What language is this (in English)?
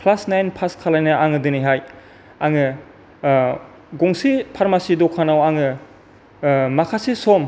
Bodo